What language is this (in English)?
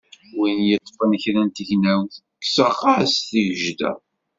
Kabyle